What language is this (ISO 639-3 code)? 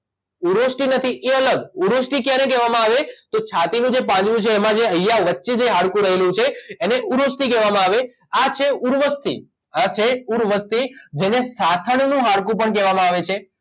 guj